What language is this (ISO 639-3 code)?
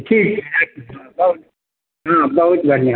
mai